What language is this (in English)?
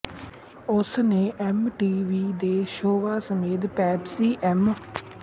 Punjabi